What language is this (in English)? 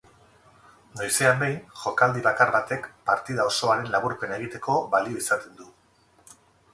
Basque